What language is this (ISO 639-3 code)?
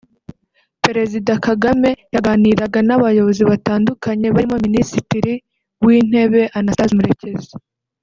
kin